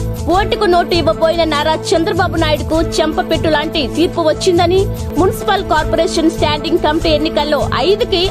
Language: Telugu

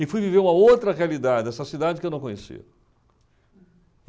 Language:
Portuguese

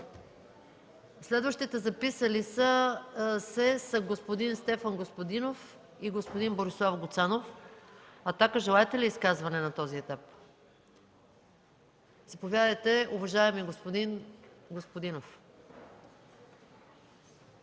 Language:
Bulgarian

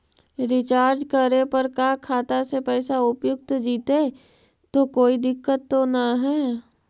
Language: Magahi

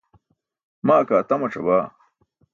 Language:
Burushaski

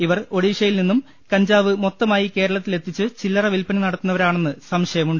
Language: Malayalam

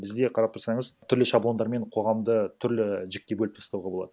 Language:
Kazakh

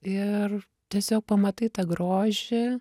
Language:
Lithuanian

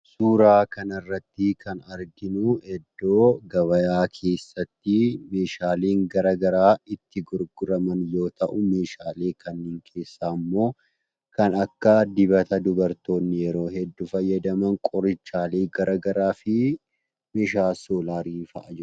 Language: Oromo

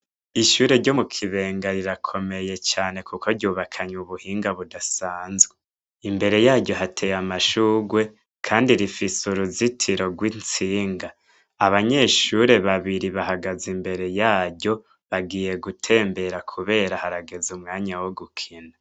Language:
Rundi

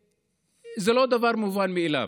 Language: Hebrew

